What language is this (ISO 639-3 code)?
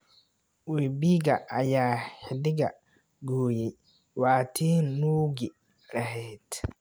som